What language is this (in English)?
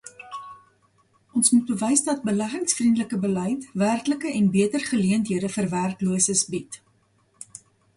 Afrikaans